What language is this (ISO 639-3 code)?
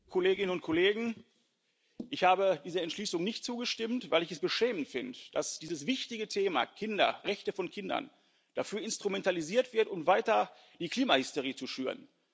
deu